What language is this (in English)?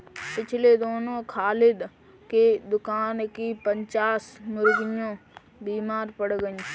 Hindi